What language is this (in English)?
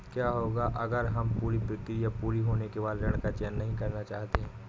Hindi